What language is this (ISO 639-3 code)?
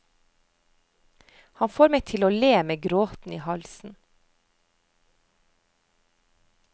nor